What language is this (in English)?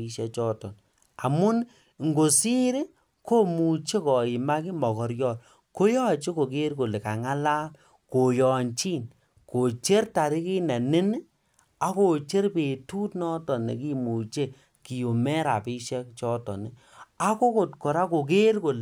Kalenjin